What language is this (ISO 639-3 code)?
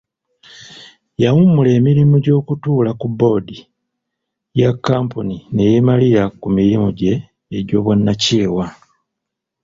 lug